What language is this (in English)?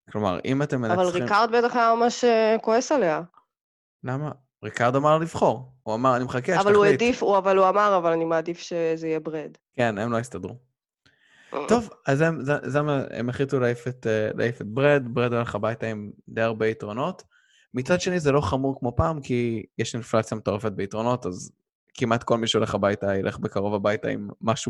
Hebrew